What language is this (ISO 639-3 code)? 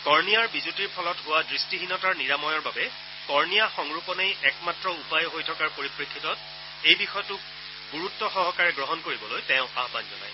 asm